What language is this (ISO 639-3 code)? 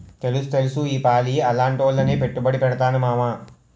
tel